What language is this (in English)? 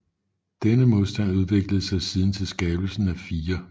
Danish